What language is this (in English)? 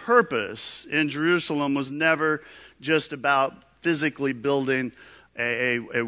English